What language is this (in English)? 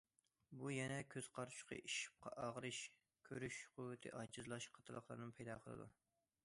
Uyghur